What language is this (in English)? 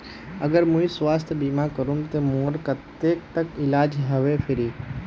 Magahi